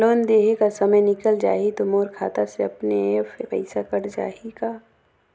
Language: Chhattisgarhi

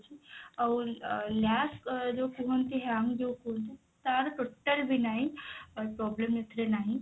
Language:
Odia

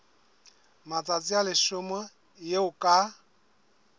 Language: Southern Sotho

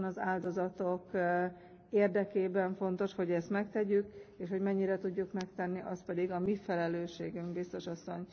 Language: Hungarian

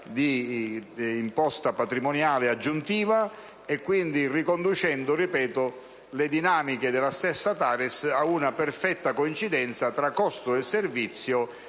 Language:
Italian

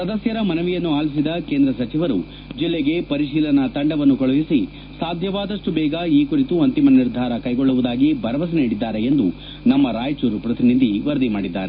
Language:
Kannada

